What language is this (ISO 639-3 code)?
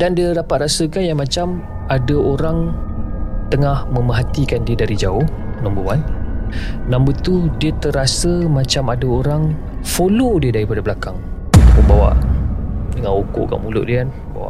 msa